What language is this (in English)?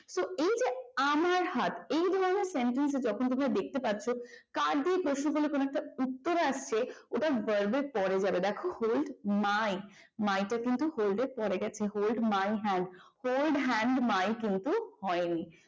Bangla